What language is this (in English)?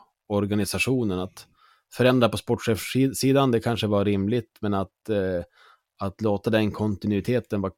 Swedish